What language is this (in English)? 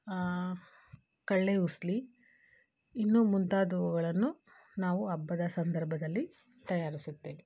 Kannada